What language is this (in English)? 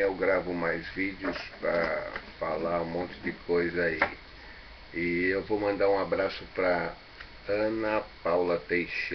Portuguese